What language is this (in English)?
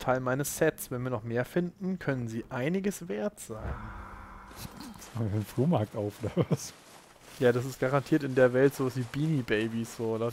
German